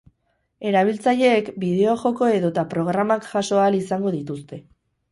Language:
Basque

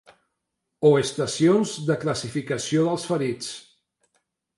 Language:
Catalan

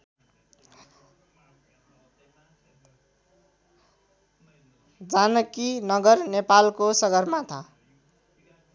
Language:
Nepali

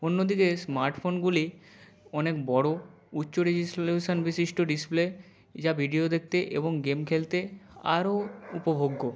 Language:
Bangla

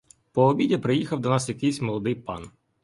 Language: Ukrainian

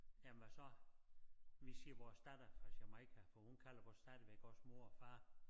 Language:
Danish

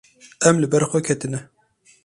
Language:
Kurdish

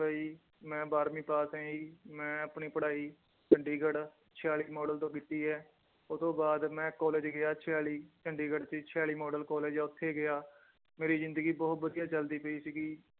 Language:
Punjabi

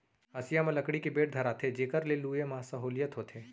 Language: Chhattisgarhi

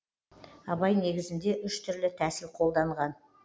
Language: Kazakh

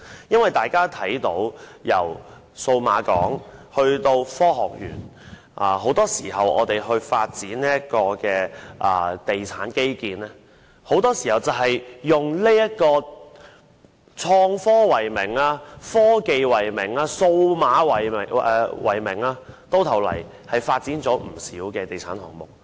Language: Cantonese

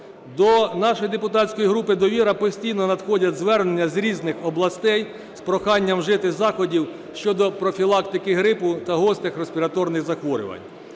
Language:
Ukrainian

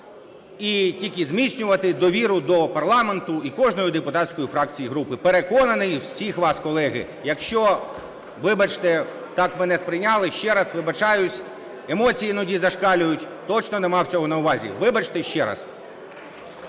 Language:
Ukrainian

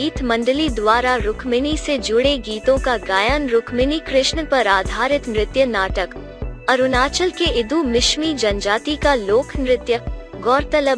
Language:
Hindi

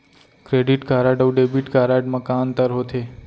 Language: Chhattisgarhi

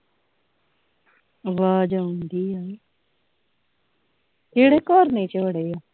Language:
Punjabi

